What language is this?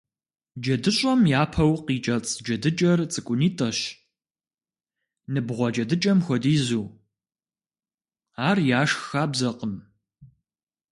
Kabardian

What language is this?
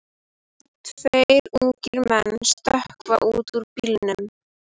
Icelandic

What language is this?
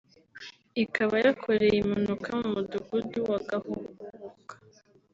Kinyarwanda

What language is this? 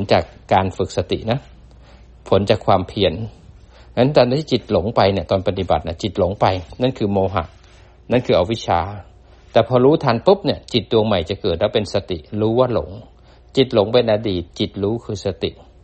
Thai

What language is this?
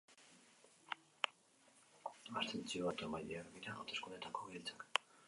Basque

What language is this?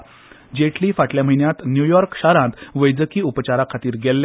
Konkani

